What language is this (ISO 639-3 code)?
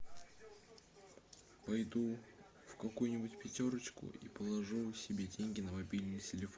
rus